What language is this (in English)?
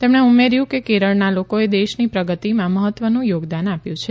Gujarati